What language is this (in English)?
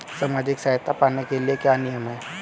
Hindi